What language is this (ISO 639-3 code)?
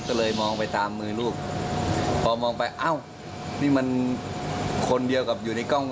tha